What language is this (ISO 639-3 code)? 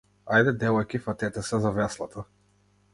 mkd